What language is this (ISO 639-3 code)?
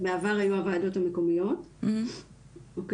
heb